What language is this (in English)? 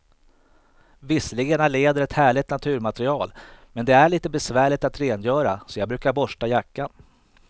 Swedish